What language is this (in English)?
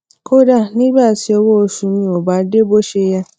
Yoruba